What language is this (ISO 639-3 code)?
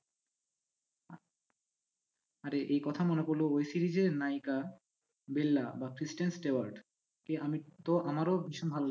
ben